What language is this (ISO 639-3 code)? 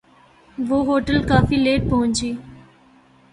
urd